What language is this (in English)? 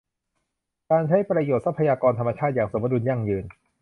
Thai